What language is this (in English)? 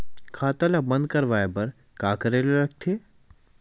Chhattisgarhi